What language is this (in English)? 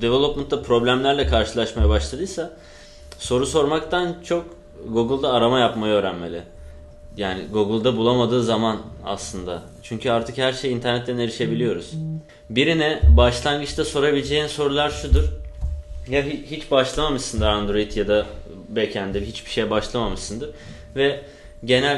Turkish